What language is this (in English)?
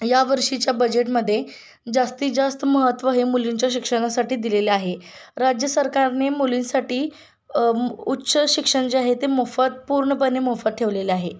Marathi